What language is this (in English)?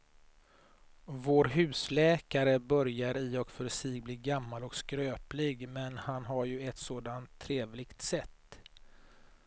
Swedish